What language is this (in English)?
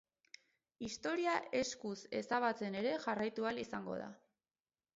Basque